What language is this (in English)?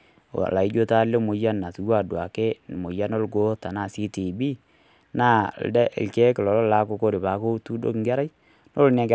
Masai